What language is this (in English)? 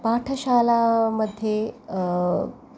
Sanskrit